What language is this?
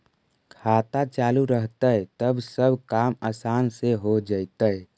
Magahi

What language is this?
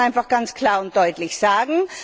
German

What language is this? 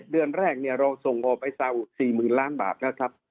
Thai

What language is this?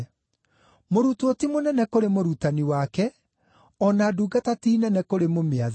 Kikuyu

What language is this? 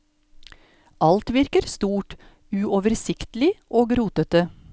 Norwegian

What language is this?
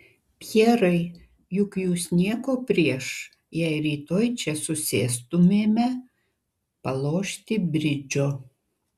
Lithuanian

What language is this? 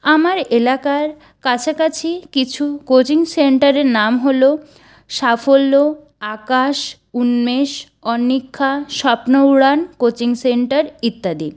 Bangla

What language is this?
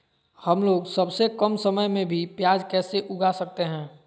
Magahi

